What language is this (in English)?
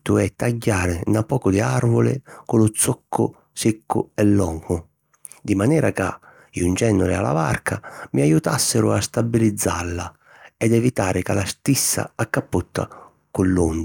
Sicilian